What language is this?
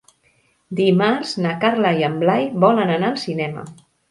Catalan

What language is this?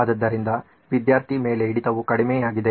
Kannada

